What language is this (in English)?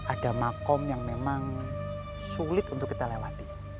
Indonesian